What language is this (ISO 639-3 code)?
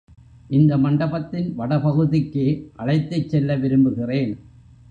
tam